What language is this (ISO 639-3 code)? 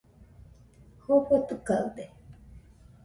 hux